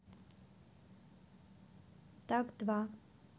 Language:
Russian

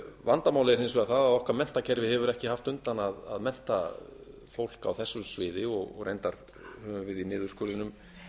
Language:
Icelandic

